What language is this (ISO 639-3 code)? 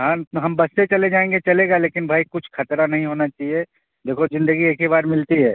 urd